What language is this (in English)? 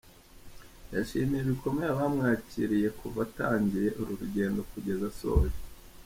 Kinyarwanda